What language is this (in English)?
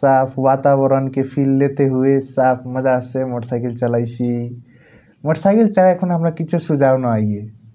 Kochila Tharu